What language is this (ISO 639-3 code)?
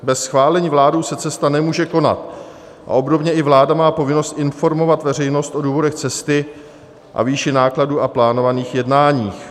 ces